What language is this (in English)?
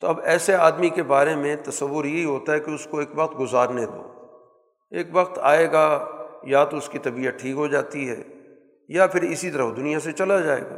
Urdu